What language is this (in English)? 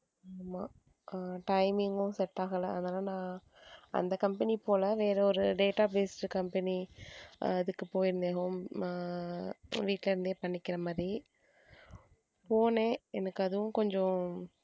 Tamil